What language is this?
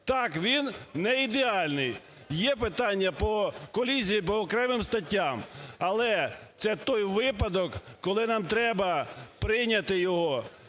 Ukrainian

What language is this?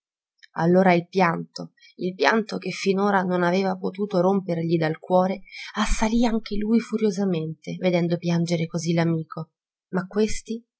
Italian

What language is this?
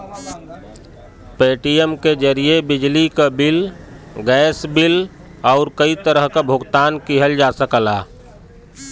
Bhojpuri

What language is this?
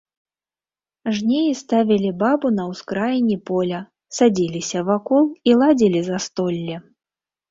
Belarusian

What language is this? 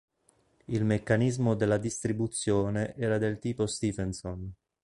Italian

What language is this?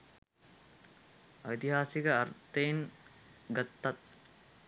Sinhala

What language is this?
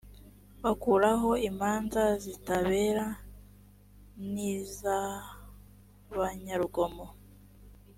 Kinyarwanda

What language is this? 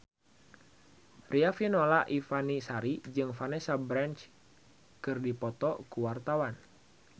Sundanese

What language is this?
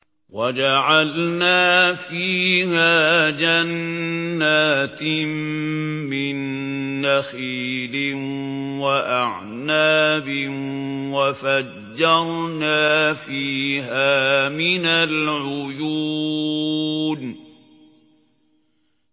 Arabic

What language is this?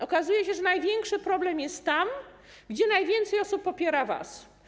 Polish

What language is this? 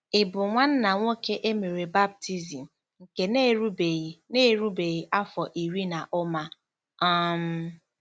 Igbo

